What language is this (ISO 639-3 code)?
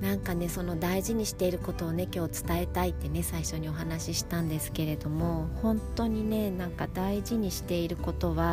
jpn